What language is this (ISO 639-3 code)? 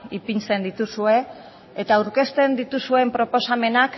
eus